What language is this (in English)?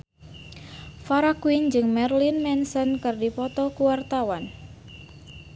Sundanese